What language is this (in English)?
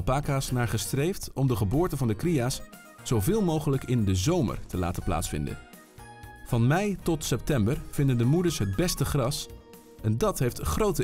Dutch